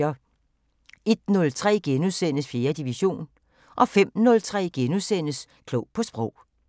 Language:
Danish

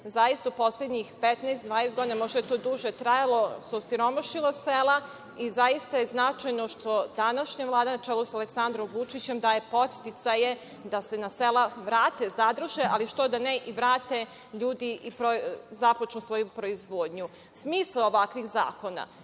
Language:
Serbian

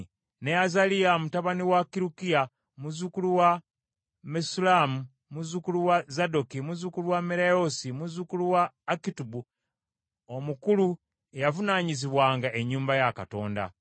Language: Ganda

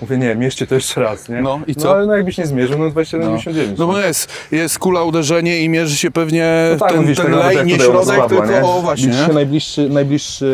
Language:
Polish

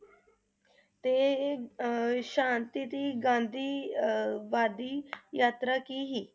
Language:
Punjabi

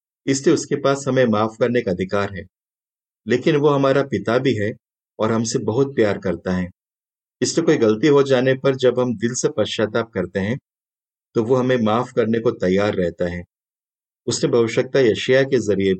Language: Hindi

